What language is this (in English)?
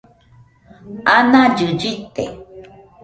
Nüpode Huitoto